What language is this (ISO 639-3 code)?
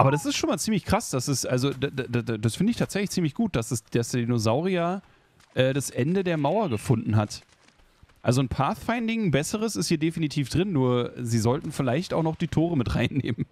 deu